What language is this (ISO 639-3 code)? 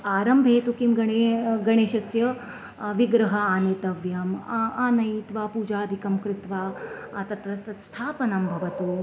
san